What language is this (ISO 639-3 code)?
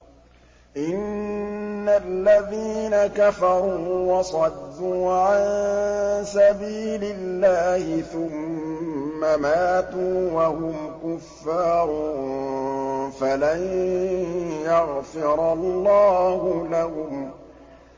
ara